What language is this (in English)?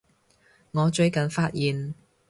Cantonese